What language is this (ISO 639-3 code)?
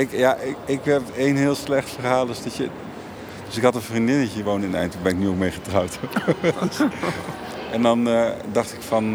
nld